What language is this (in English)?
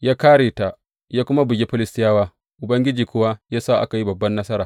Hausa